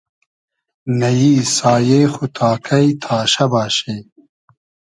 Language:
Hazaragi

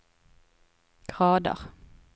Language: Norwegian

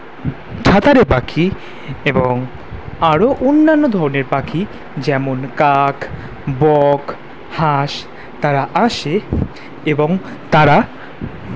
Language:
Bangla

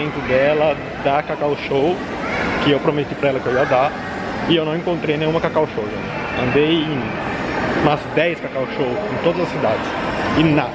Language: Portuguese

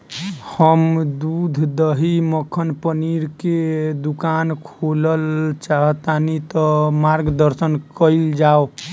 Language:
Bhojpuri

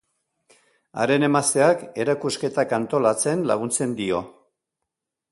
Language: Basque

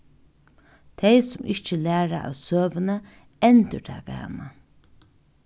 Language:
Faroese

